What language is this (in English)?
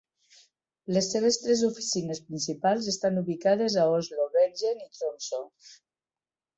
Catalan